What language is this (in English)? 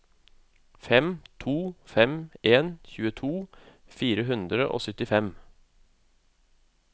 Norwegian